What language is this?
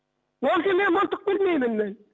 Kazakh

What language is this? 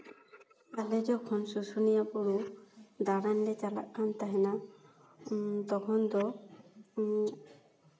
Santali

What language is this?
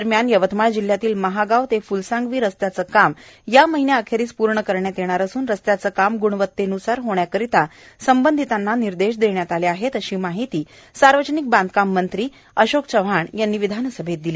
Marathi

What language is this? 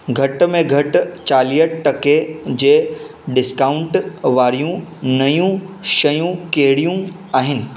Sindhi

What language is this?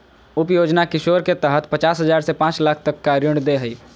Magahi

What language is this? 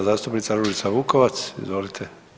Croatian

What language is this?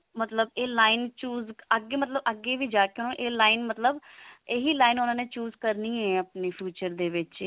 Punjabi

